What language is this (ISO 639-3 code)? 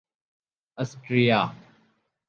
urd